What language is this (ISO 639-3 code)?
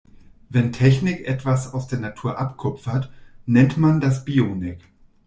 deu